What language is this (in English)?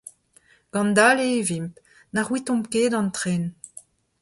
Breton